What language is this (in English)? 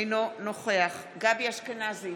Hebrew